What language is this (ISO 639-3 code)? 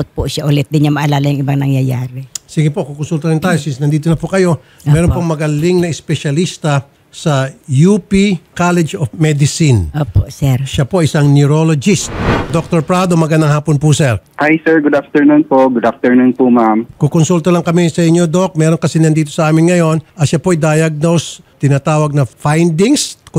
fil